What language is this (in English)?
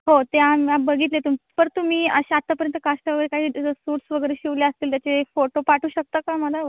Marathi